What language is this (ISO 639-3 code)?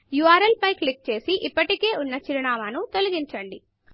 tel